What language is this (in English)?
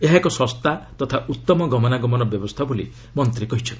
Odia